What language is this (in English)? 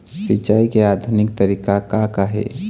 Chhattisgarhi